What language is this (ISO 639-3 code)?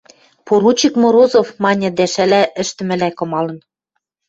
mrj